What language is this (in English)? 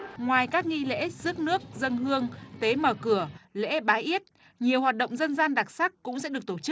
Vietnamese